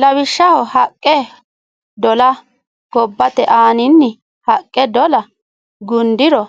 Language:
Sidamo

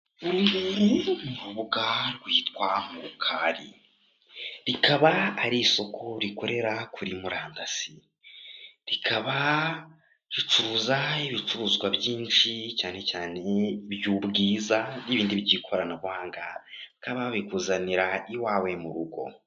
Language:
Kinyarwanda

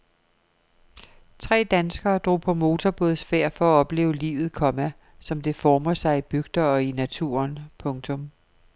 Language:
Danish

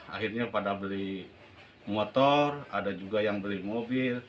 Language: Indonesian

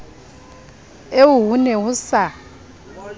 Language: Southern Sotho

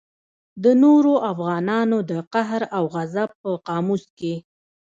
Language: Pashto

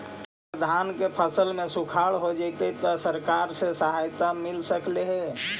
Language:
Magahi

